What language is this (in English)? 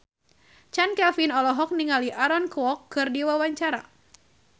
Sundanese